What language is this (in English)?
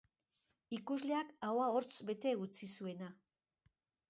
Basque